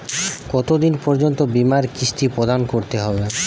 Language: Bangla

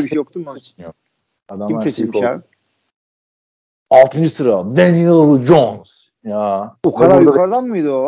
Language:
Turkish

